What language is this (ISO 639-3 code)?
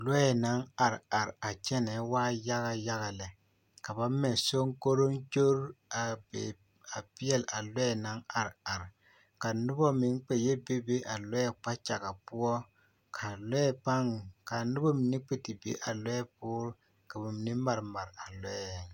dga